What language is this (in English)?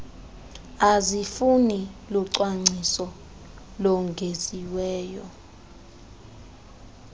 Xhosa